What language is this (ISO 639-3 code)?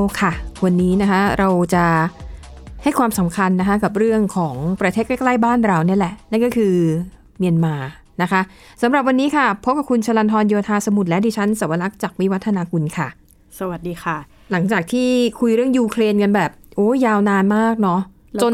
tha